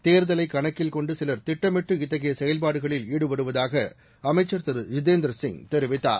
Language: Tamil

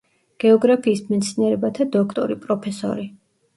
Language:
Georgian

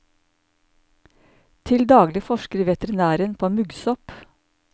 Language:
Norwegian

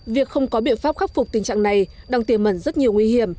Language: Vietnamese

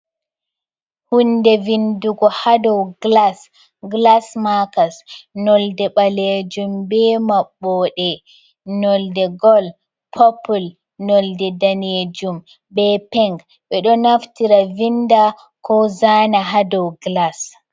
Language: Fula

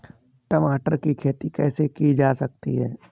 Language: Hindi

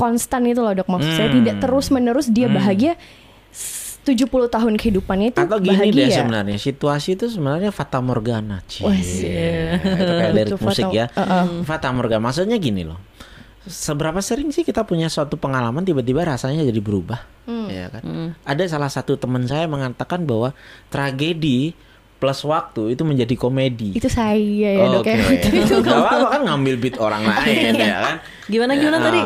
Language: Indonesian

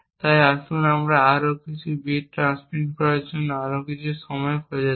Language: Bangla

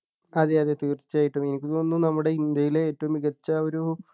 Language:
Malayalam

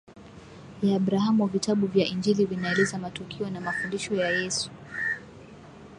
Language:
Swahili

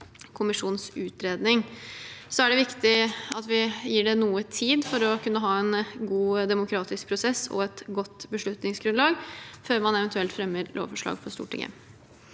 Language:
Norwegian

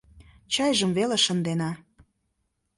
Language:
Mari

